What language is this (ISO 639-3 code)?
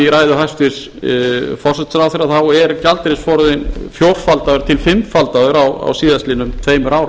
isl